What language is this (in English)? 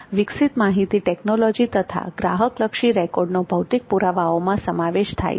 Gujarati